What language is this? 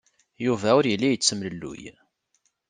Kabyle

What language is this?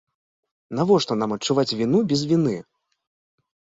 Belarusian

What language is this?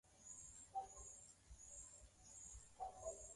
Swahili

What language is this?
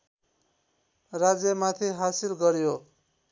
Nepali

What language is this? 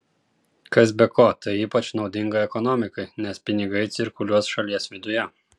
Lithuanian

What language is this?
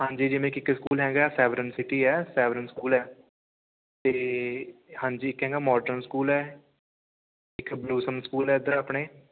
Punjabi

